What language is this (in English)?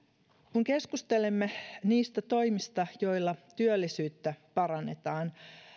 Finnish